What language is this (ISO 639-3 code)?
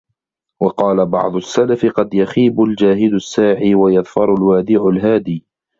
ara